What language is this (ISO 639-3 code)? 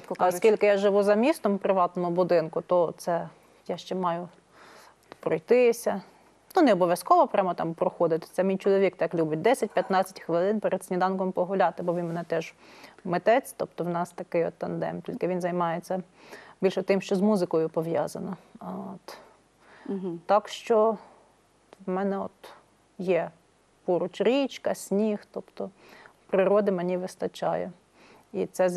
rus